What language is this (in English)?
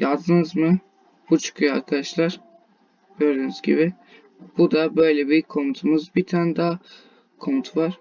Turkish